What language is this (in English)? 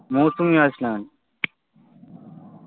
Bangla